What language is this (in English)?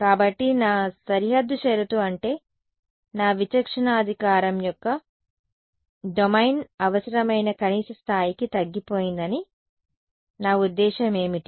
Telugu